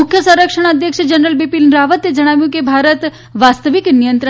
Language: Gujarati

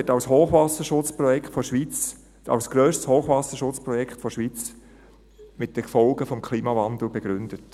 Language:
Swiss German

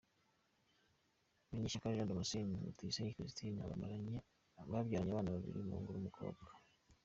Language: Kinyarwanda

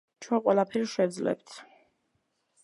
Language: Georgian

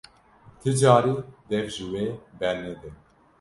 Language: Kurdish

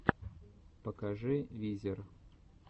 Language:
Russian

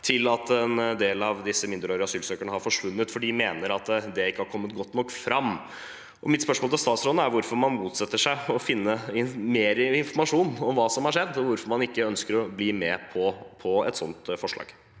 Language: Norwegian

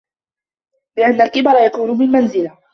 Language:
Arabic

